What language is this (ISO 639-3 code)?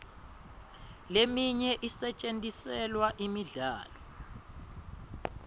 ssw